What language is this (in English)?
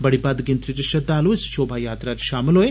Dogri